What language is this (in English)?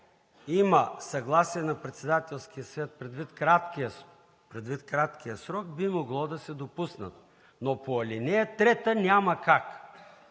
Bulgarian